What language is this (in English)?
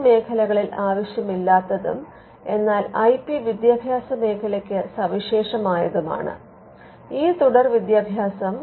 Malayalam